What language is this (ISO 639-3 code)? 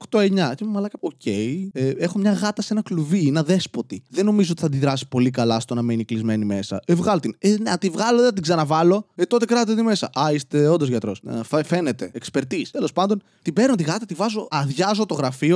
ell